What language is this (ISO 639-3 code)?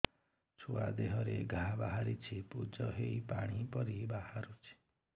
ori